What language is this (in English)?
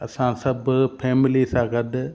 Sindhi